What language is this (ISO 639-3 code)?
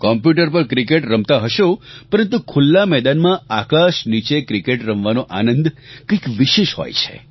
guj